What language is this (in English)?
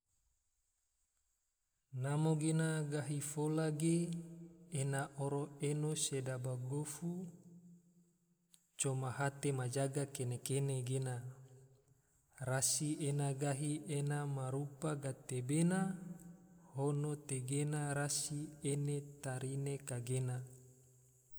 Tidore